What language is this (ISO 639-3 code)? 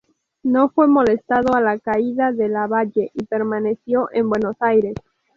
spa